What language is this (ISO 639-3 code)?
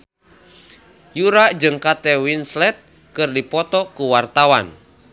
sun